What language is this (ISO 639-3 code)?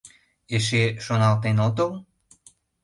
chm